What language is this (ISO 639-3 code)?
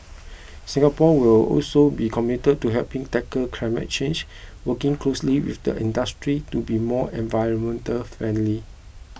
eng